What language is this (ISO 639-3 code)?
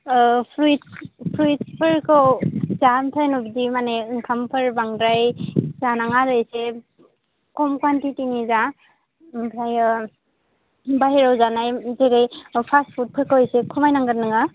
brx